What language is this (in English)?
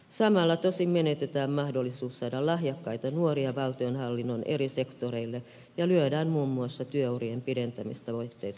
Finnish